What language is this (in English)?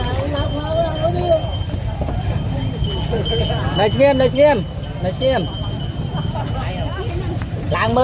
Vietnamese